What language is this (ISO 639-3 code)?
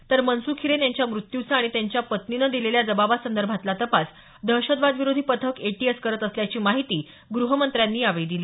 mar